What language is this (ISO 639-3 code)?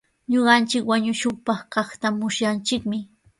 qws